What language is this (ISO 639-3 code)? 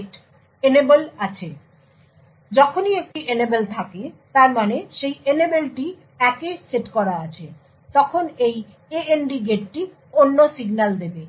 ben